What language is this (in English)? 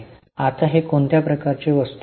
Marathi